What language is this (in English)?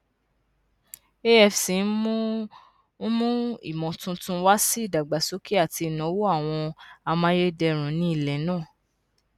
Yoruba